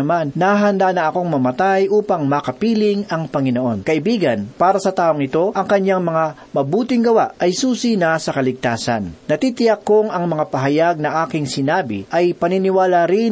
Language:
Filipino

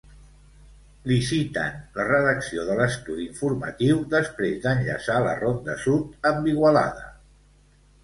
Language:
Catalan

